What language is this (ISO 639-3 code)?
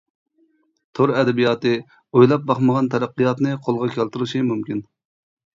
uig